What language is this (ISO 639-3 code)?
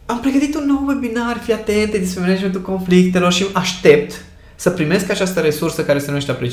ron